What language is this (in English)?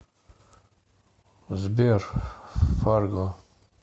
Russian